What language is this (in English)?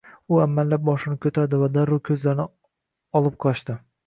Uzbek